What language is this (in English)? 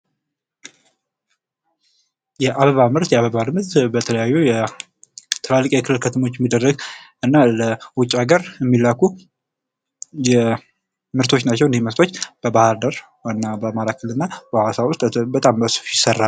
Amharic